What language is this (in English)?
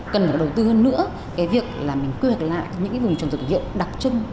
Vietnamese